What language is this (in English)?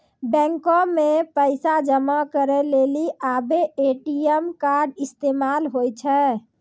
Maithili